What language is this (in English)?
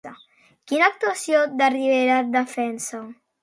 Catalan